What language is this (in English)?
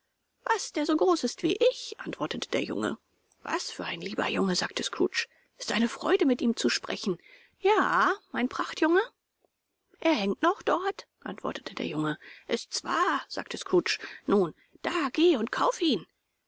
German